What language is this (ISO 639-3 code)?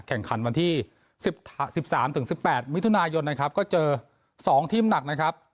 tha